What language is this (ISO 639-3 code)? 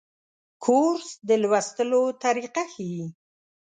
pus